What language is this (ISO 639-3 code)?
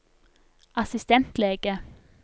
nor